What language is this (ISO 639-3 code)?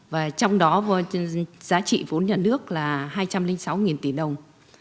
vie